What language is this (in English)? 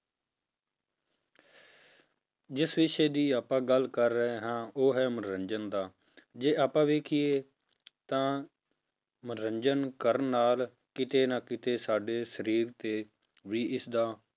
Punjabi